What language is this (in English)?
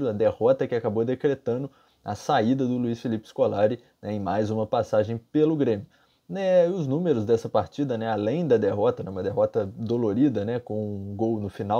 Portuguese